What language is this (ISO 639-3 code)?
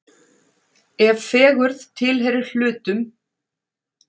isl